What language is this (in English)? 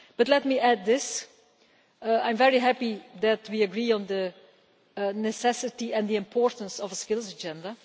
English